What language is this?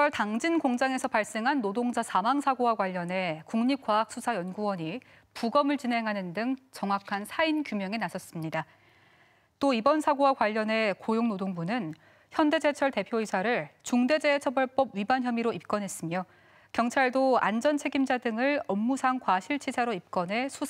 Korean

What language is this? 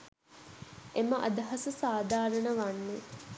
Sinhala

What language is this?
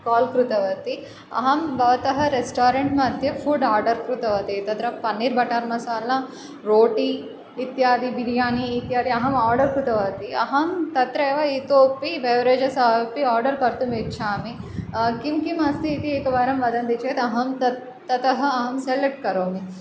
Sanskrit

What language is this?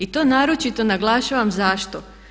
Croatian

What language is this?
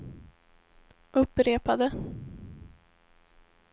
Swedish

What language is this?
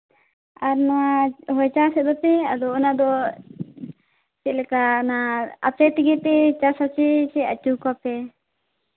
Santali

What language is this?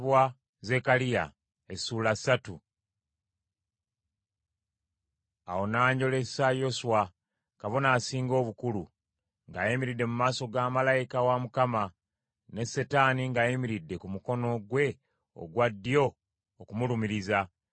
Ganda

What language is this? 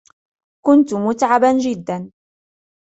Arabic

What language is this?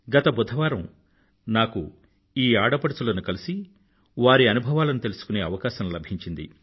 Telugu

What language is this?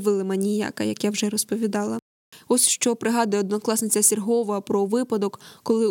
Ukrainian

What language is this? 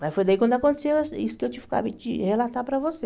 Portuguese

